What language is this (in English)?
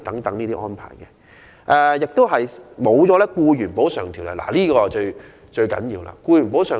Cantonese